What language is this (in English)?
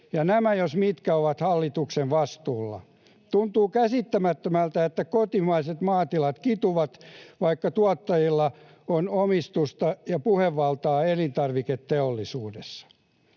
Finnish